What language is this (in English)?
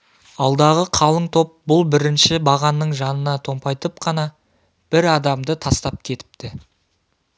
Kazakh